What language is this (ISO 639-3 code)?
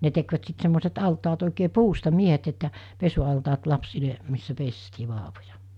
fin